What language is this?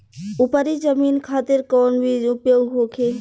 Bhojpuri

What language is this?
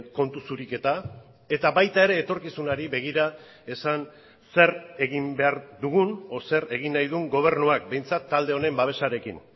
Basque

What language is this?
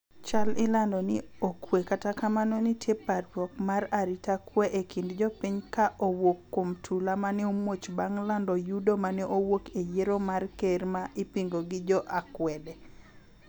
Luo (Kenya and Tanzania)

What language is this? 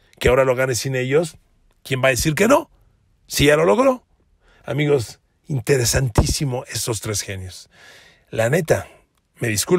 Spanish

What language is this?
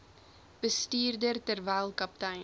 Afrikaans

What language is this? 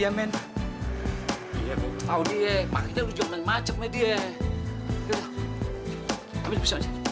Indonesian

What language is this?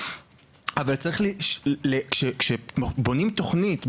Hebrew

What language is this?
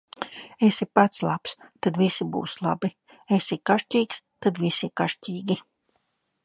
Latvian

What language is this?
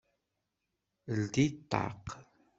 Kabyle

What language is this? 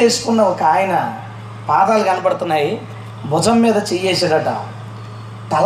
Telugu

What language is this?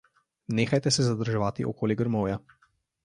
Slovenian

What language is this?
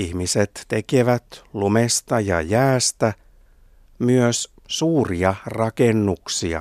Finnish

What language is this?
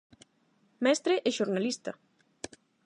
Galician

